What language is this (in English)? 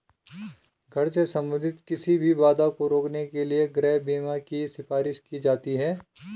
Hindi